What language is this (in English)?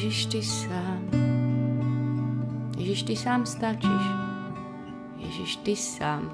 Slovak